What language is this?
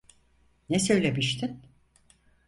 Turkish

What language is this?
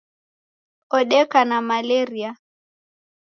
Taita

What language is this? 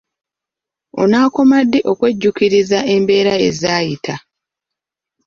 Ganda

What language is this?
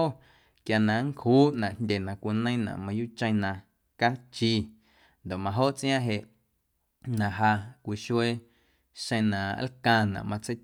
Guerrero Amuzgo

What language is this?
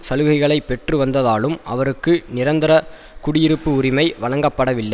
Tamil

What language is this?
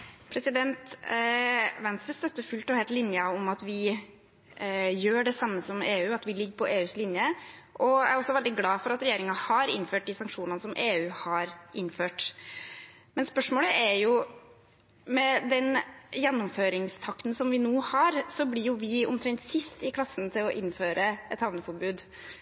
Norwegian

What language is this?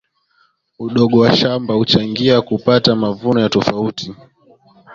Swahili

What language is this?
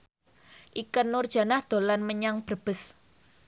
Javanese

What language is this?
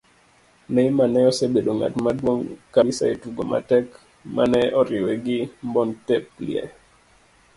Luo (Kenya and Tanzania)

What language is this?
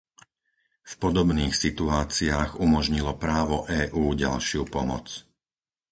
Slovak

